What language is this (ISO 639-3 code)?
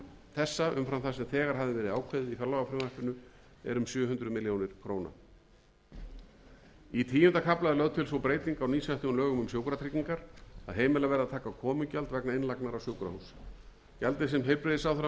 isl